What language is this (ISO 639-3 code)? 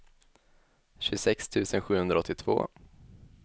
swe